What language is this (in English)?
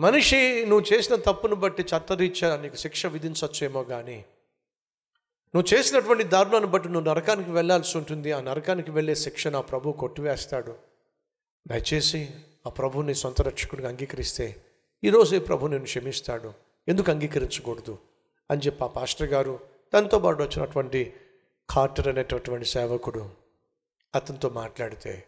Telugu